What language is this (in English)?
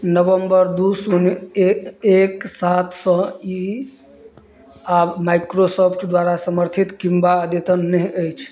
Maithili